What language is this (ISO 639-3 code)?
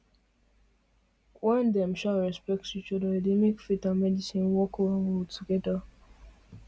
pcm